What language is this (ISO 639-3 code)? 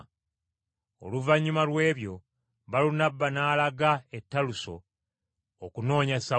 lug